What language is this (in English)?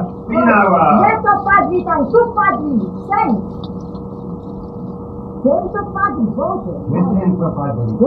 Slovak